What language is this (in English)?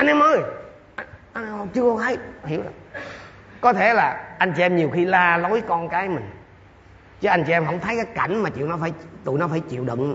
Vietnamese